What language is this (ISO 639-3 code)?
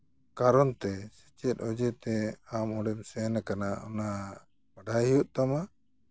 sat